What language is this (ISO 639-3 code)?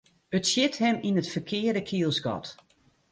fry